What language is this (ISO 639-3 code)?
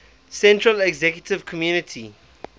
eng